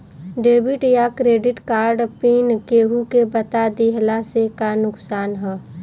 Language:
Bhojpuri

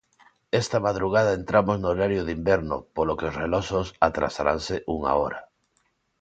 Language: Galician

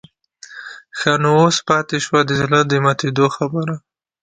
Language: Pashto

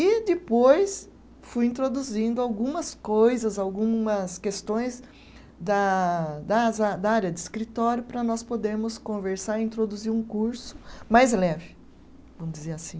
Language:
Portuguese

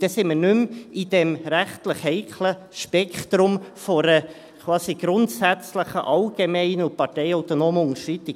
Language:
Swiss German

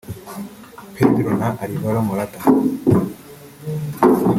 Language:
Kinyarwanda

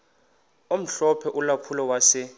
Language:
Xhosa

